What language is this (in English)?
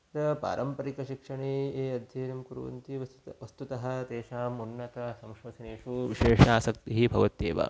Sanskrit